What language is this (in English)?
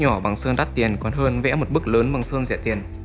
Vietnamese